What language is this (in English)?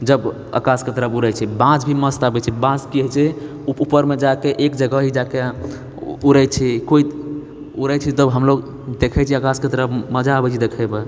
Maithili